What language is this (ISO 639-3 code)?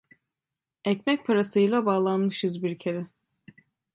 tur